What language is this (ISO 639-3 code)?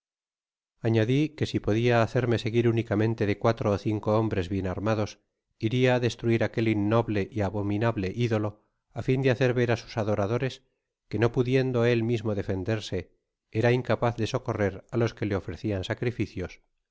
spa